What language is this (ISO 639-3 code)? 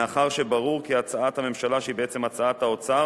heb